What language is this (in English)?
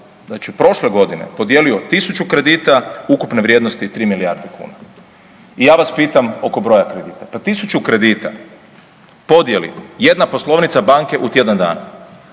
Croatian